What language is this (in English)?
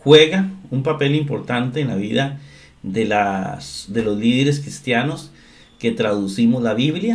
Spanish